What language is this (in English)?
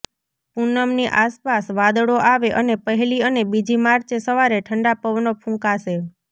Gujarati